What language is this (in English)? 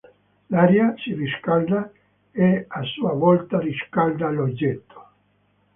Italian